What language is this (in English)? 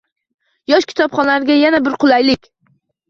Uzbek